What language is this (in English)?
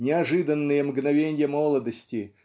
Russian